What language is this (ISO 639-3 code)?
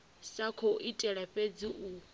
ven